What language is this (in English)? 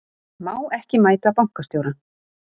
Icelandic